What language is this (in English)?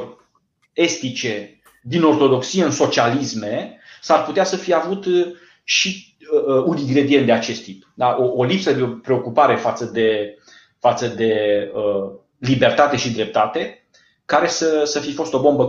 Romanian